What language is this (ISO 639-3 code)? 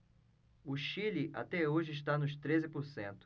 por